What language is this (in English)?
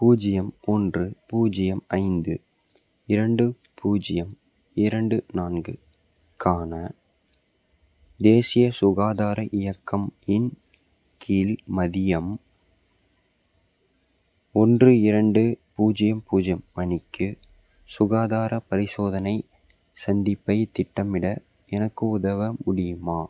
Tamil